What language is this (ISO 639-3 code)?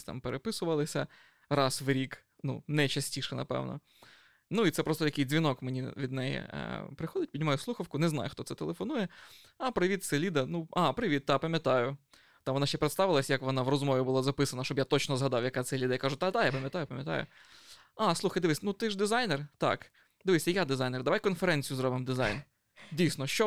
ukr